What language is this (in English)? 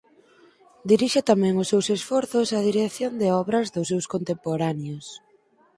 Galician